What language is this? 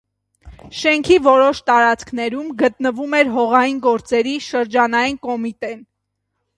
Armenian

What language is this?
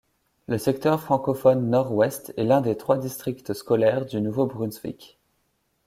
French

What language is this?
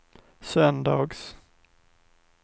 Swedish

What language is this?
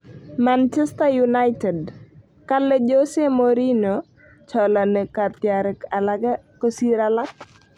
Kalenjin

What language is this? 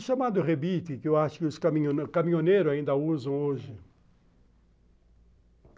Portuguese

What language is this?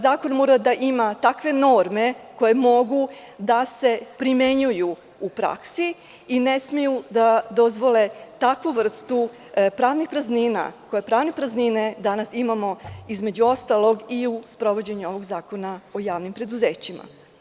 Serbian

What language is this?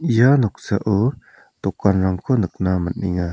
Garo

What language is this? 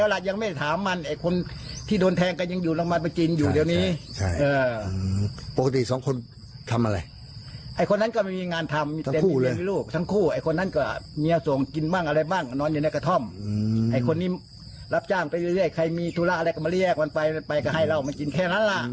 Thai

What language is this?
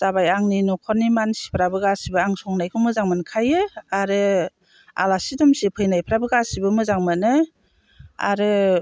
Bodo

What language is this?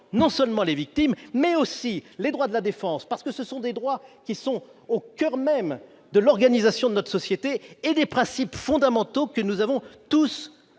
French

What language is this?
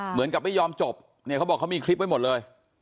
Thai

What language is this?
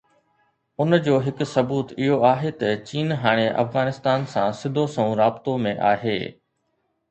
Sindhi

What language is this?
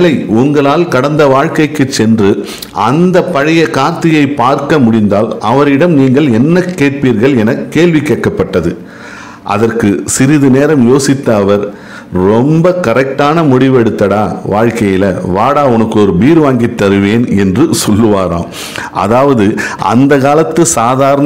Tamil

